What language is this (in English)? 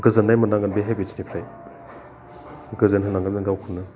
Bodo